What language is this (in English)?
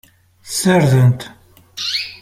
Kabyle